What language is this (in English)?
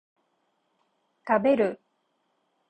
Japanese